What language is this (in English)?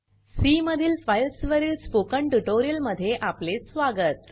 Marathi